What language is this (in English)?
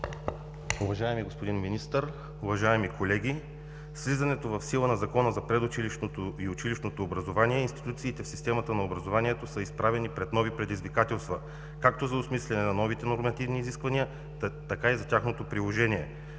Bulgarian